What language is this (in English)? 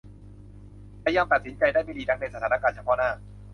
Thai